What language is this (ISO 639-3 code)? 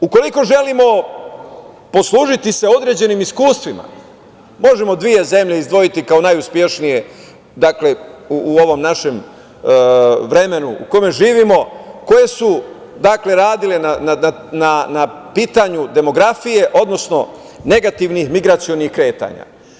srp